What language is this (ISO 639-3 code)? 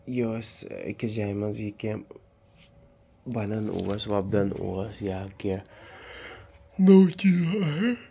kas